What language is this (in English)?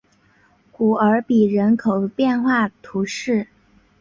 Chinese